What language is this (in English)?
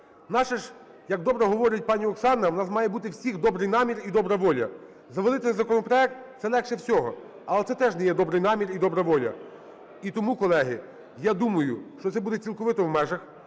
Ukrainian